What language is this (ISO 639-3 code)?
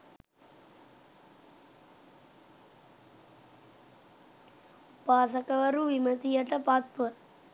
sin